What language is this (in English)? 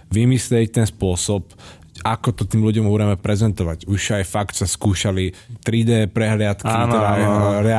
Slovak